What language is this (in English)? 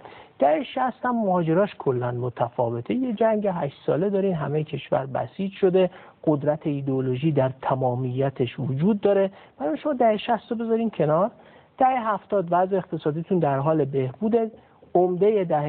Persian